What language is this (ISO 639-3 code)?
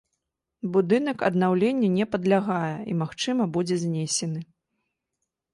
bel